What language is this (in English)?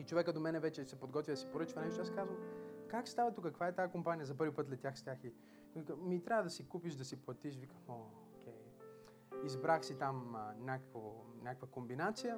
Bulgarian